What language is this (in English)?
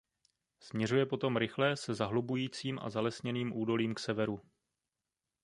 Czech